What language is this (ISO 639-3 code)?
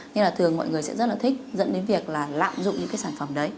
vie